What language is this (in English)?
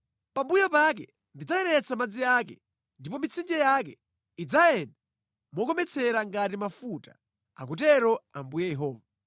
Nyanja